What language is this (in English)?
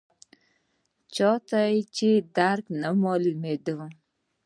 Pashto